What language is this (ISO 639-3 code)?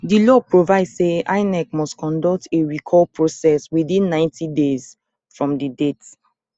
pcm